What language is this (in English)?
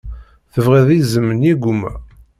Kabyle